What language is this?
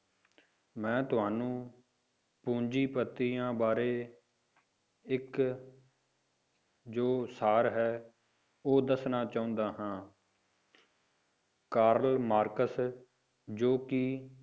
Punjabi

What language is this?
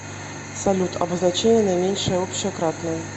Russian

